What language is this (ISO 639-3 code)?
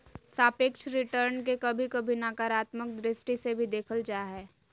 mag